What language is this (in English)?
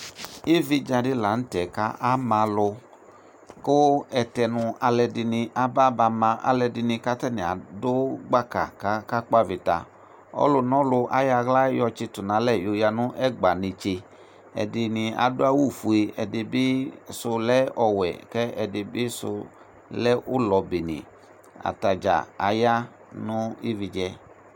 Ikposo